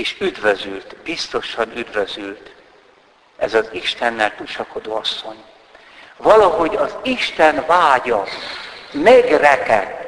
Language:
Hungarian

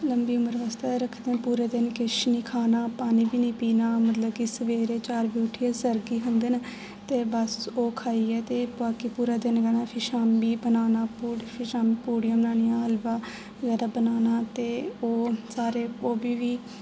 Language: Dogri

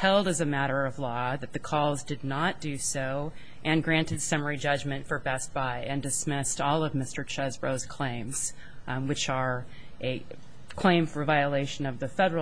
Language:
English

